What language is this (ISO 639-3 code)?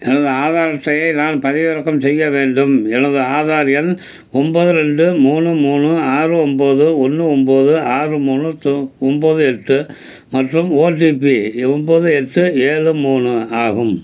tam